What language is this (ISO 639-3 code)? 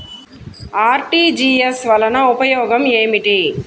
tel